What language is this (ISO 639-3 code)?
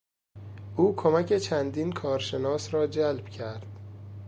fas